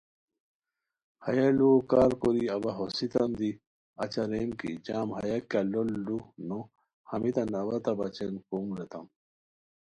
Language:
Khowar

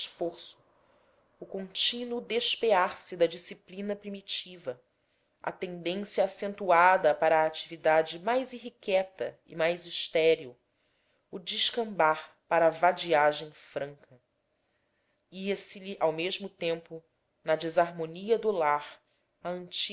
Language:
Portuguese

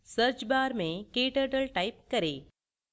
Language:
Hindi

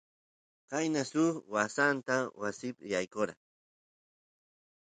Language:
Santiago del Estero Quichua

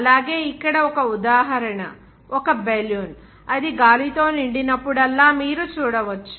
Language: Telugu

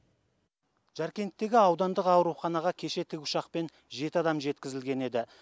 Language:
Kazakh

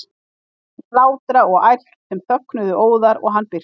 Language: Icelandic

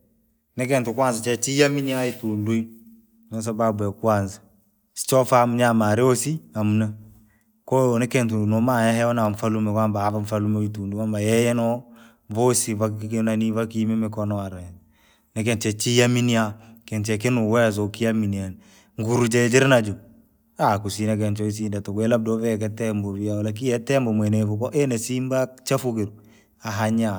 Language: Langi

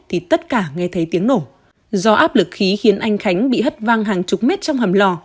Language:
Vietnamese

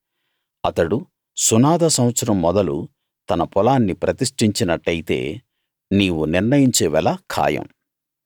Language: Telugu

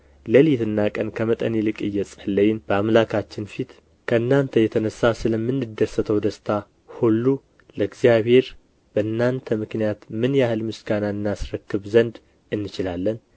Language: Amharic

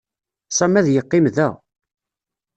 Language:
Kabyle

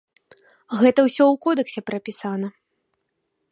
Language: Belarusian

